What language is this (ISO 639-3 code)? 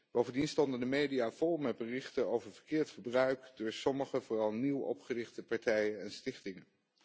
nld